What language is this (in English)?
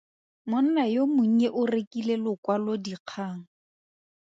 Tswana